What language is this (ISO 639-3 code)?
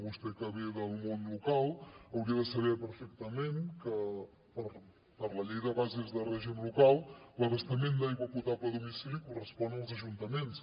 cat